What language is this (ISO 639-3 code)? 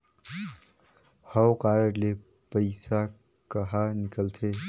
hne